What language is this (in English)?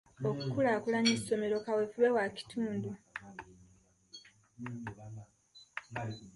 Ganda